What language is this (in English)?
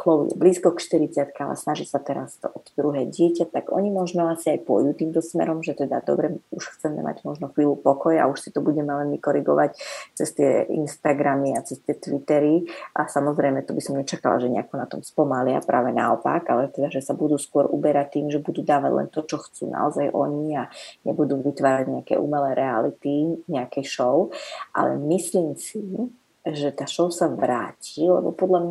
Slovak